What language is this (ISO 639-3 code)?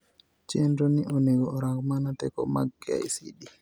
luo